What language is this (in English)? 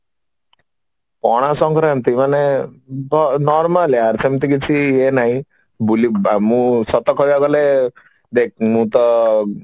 Odia